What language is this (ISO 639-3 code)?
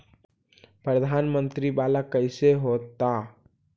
mag